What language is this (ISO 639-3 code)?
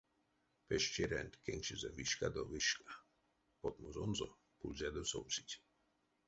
myv